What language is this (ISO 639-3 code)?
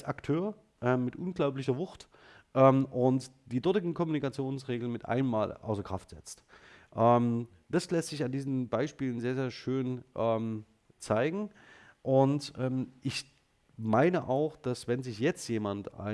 deu